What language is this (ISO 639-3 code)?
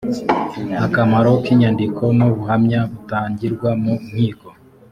kin